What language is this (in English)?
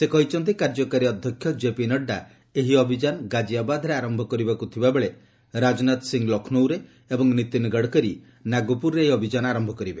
Odia